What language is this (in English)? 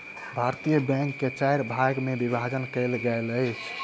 Maithili